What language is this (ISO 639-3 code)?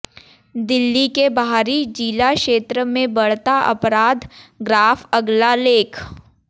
hin